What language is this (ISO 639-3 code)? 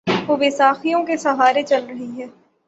urd